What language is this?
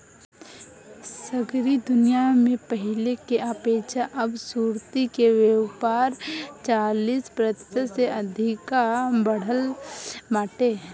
Bhojpuri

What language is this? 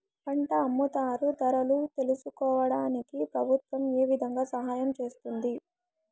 Telugu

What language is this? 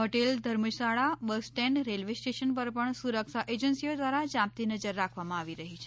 Gujarati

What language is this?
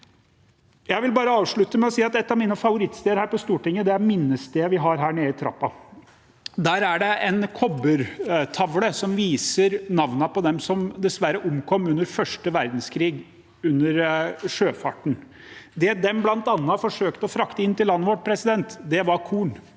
Norwegian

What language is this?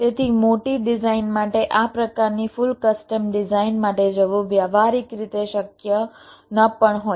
Gujarati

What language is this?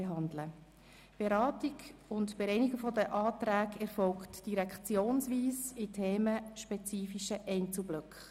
Swiss German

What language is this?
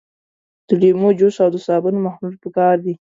Pashto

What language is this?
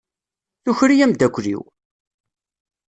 Kabyle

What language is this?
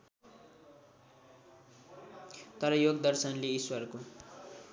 Nepali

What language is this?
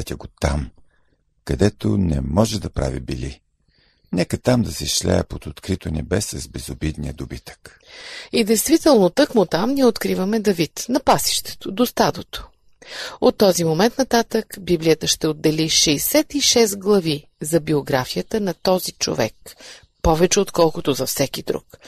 Bulgarian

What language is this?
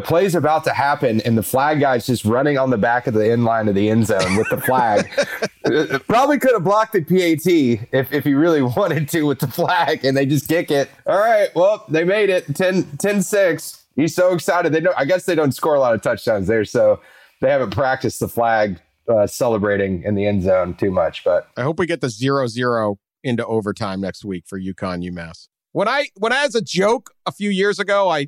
English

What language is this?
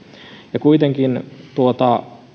Finnish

